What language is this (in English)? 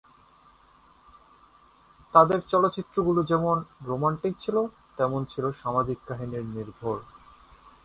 Bangla